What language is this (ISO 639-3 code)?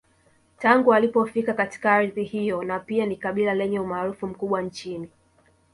swa